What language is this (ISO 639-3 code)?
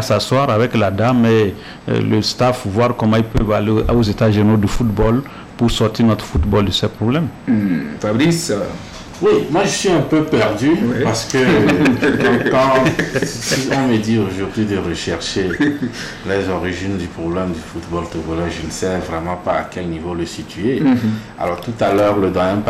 fra